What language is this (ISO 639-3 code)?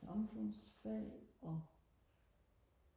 dan